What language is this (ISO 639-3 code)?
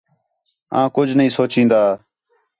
xhe